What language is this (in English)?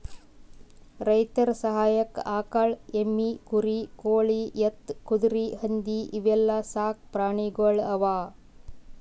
Kannada